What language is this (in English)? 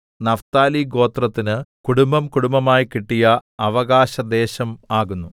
Malayalam